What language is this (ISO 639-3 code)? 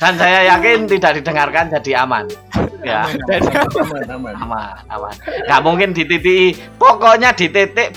ind